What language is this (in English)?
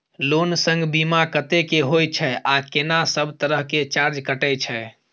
Maithili